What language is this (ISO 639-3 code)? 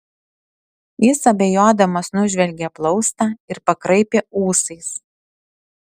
lit